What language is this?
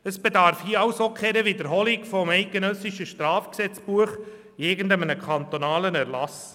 Swiss German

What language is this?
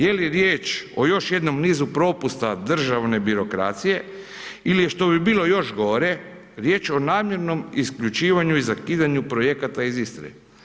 Croatian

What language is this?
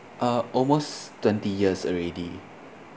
English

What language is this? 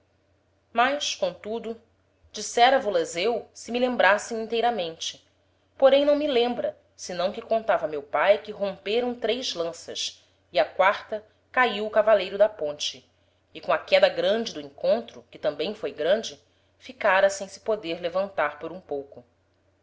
Portuguese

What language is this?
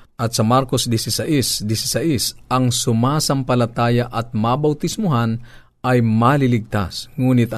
Filipino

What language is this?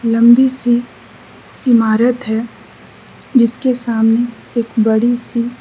Hindi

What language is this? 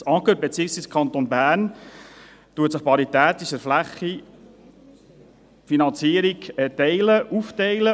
Swiss German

